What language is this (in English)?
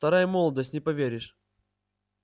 Russian